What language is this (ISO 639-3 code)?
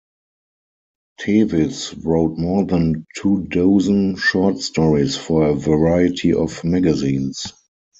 eng